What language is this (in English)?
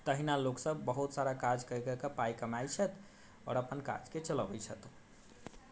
Maithili